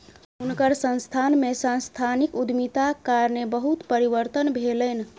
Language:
Maithili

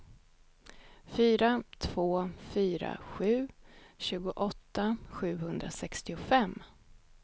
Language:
Swedish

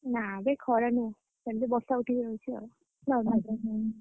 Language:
Odia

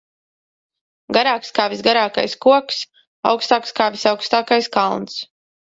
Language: Latvian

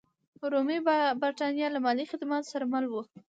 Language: Pashto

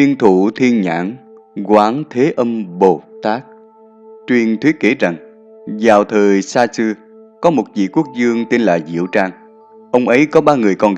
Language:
Vietnamese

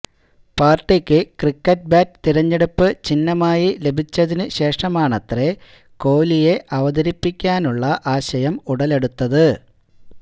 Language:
Malayalam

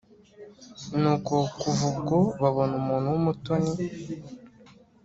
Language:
Kinyarwanda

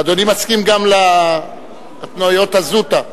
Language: Hebrew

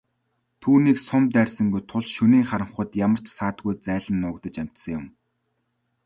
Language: Mongolian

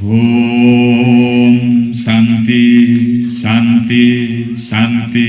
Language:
Indonesian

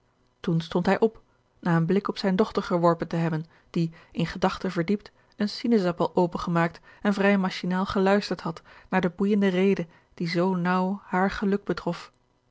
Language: Dutch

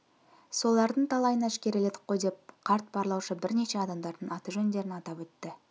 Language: Kazakh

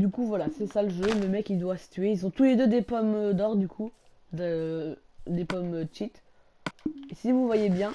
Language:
French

